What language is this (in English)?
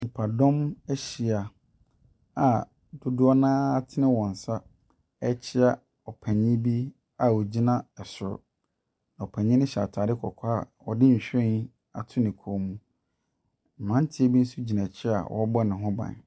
Akan